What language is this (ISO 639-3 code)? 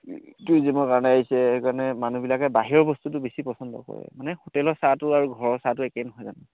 asm